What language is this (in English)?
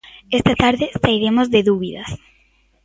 Galician